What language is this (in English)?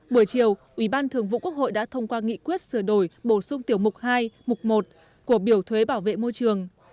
Vietnamese